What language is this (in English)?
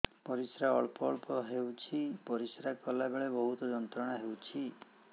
Odia